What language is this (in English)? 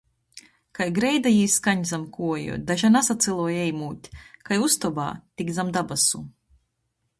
Latgalian